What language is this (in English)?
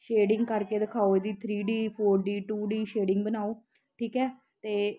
Punjabi